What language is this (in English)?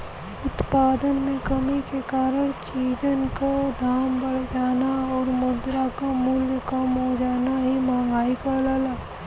Bhojpuri